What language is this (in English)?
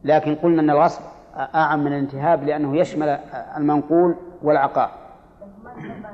Arabic